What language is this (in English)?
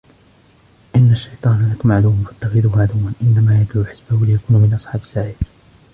Arabic